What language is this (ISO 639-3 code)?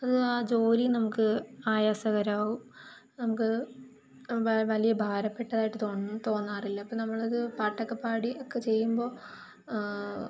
mal